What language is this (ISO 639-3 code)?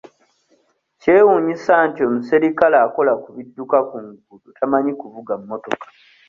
lug